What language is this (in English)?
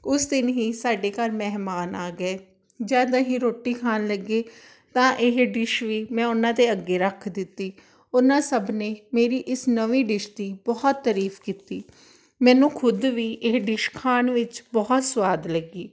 Punjabi